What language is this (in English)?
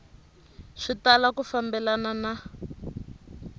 Tsonga